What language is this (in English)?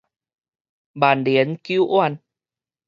Min Nan Chinese